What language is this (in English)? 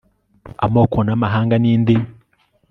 Kinyarwanda